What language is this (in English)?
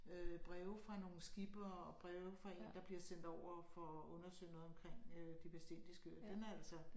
Danish